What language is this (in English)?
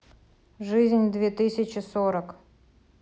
Russian